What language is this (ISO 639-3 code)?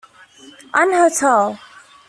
eng